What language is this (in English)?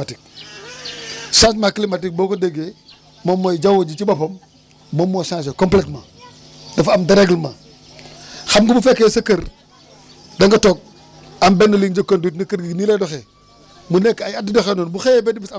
Wolof